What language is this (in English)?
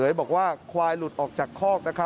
Thai